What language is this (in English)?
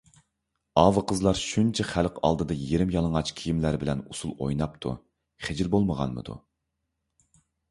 Uyghur